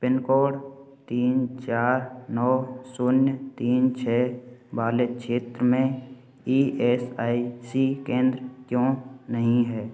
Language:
Hindi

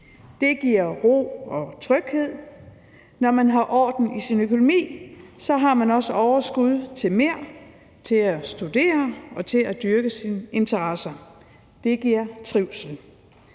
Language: Danish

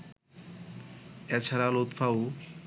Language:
Bangla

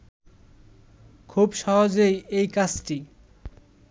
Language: Bangla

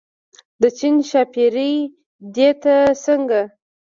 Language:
Pashto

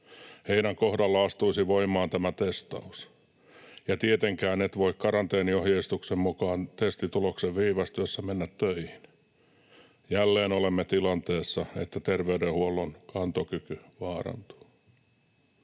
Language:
Finnish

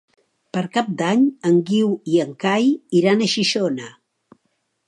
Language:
Catalan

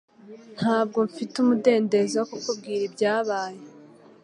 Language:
Kinyarwanda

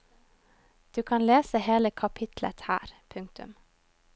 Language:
Norwegian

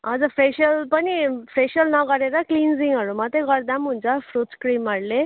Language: Nepali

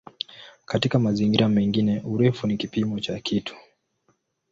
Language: Swahili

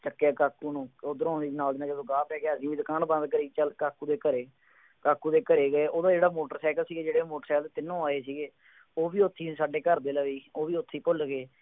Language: Punjabi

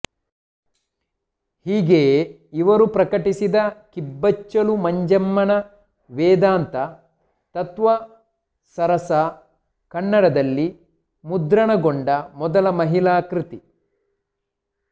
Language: Kannada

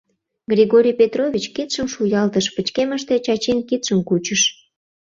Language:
Mari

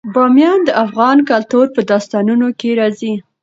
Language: Pashto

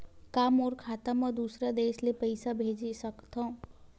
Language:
Chhattisgarhi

